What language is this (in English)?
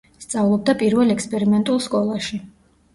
Georgian